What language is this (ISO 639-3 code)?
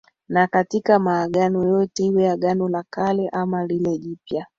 swa